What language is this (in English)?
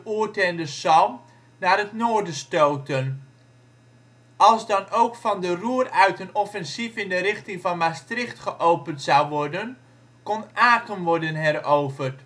Dutch